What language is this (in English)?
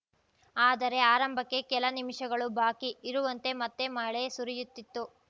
Kannada